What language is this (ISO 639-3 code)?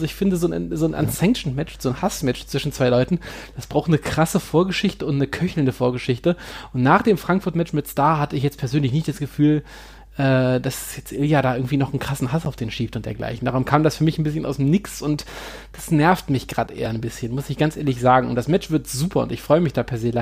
deu